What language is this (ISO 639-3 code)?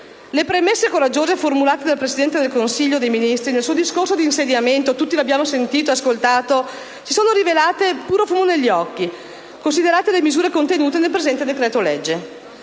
ita